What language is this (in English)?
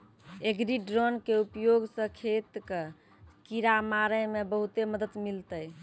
Maithili